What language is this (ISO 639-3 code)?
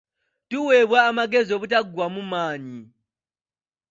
lug